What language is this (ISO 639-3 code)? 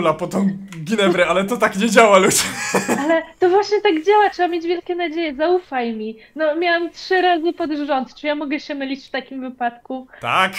pol